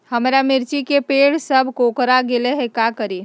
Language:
Magahi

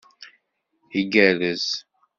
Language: Kabyle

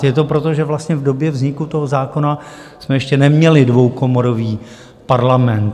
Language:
Czech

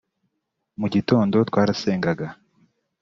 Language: Kinyarwanda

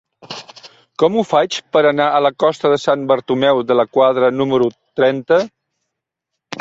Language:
Catalan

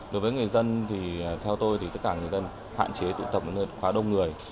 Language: Vietnamese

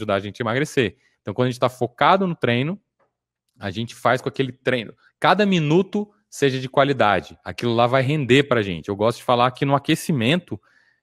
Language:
Portuguese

